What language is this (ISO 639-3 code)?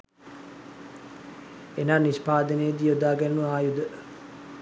sin